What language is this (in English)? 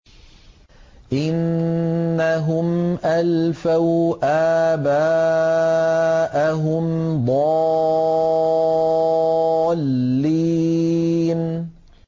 Arabic